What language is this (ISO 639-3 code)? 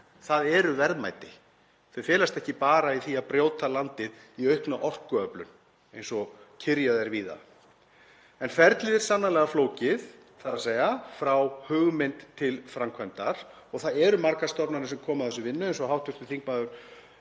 isl